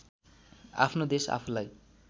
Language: Nepali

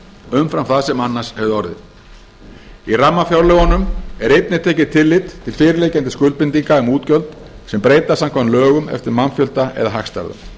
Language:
Icelandic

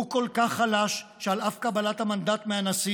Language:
Hebrew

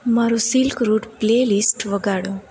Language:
Gujarati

